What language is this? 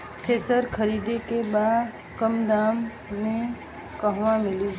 Bhojpuri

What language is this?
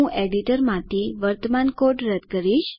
Gujarati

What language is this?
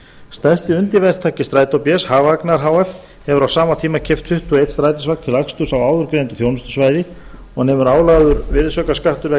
Icelandic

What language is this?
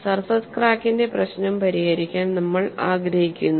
Malayalam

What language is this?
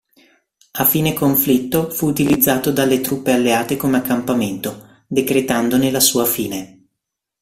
Italian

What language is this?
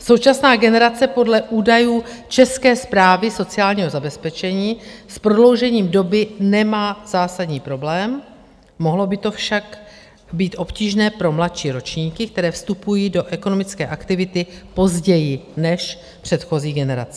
Czech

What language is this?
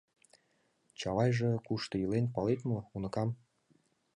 Mari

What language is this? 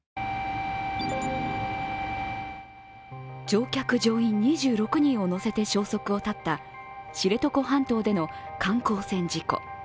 Japanese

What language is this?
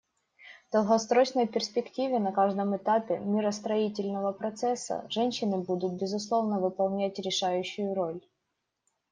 Russian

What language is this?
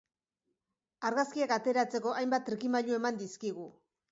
Basque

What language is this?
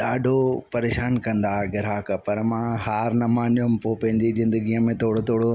Sindhi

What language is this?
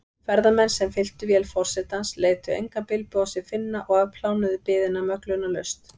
Icelandic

